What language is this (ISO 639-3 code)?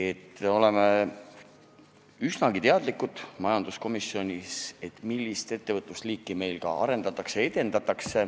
est